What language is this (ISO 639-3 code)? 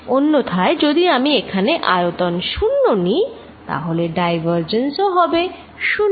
ben